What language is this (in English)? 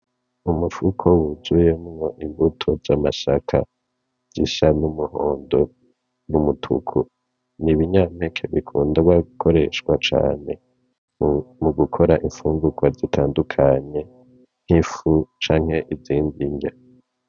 Rundi